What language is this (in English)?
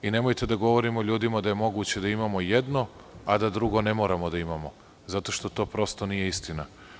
Serbian